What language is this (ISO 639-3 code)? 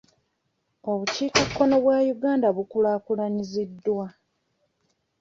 lug